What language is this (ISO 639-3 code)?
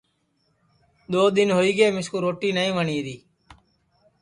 ssi